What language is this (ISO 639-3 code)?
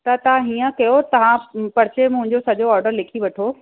snd